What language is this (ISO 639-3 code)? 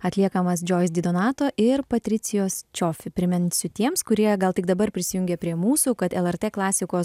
lit